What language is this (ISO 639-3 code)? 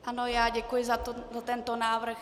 ces